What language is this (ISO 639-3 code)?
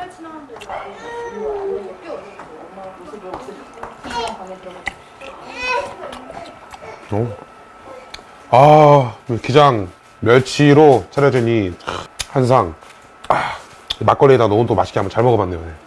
kor